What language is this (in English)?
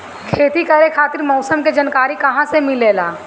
Bhojpuri